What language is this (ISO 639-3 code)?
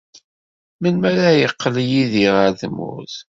kab